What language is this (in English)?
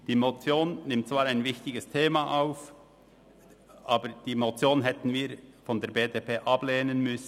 Swiss German